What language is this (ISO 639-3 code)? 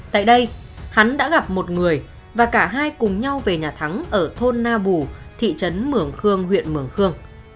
vie